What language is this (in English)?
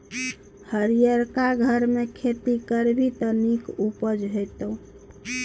Maithili